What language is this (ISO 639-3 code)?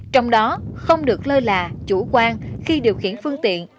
vie